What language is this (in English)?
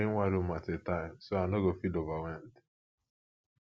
Nigerian Pidgin